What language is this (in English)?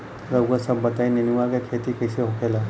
Bhojpuri